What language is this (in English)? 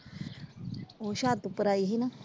Punjabi